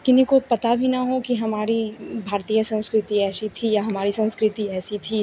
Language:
Hindi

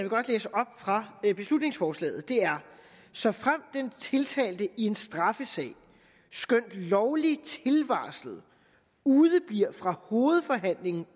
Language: Danish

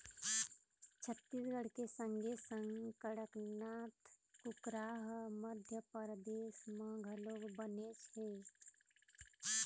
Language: Chhattisgarhi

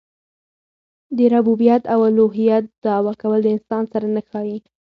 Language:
Pashto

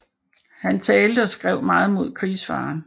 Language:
Danish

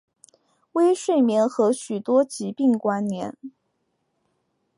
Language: Chinese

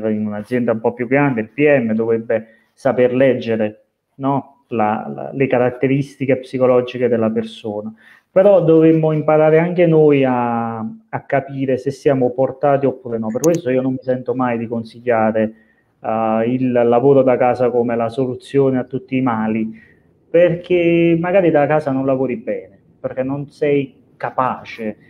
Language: Italian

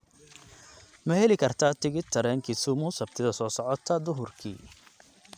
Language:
Somali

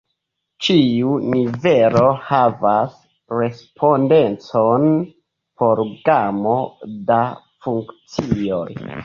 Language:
Esperanto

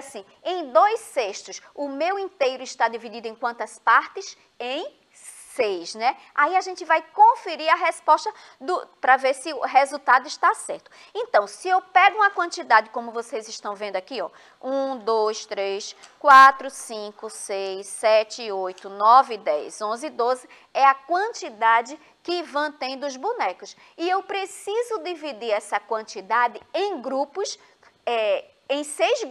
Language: Portuguese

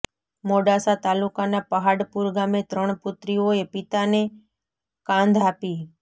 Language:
Gujarati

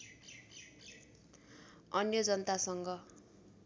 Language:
Nepali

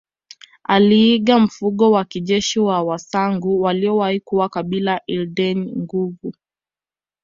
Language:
Swahili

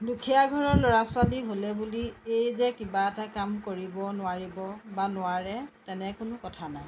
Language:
Assamese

